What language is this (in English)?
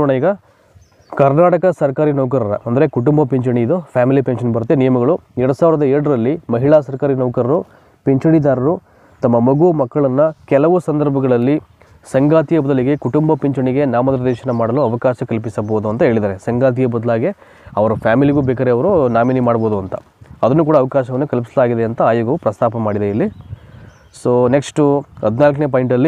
Kannada